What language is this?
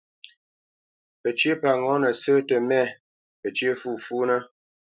Bamenyam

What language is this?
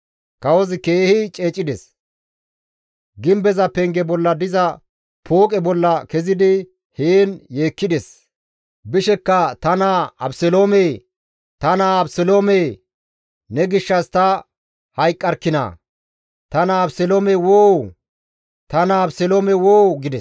Gamo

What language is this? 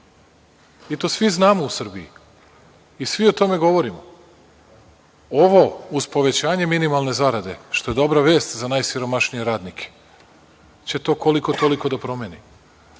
Serbian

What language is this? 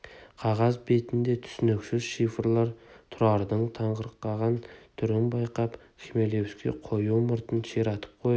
Kazakh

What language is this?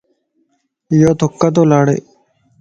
Lasi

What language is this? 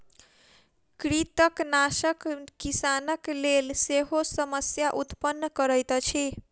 Maithili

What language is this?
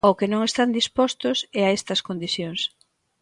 Galician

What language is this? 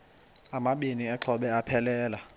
Xhosa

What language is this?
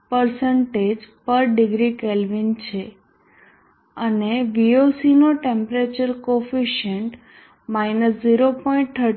Gujarati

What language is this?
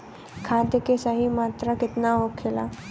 Bhojpuri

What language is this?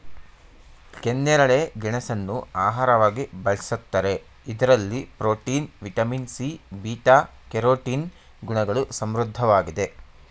Kannada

